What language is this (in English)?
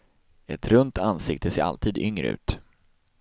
Swedish